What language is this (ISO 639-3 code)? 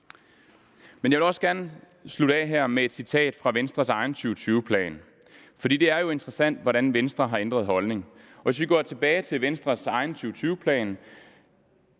dan